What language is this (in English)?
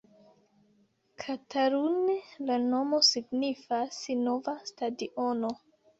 Esperanto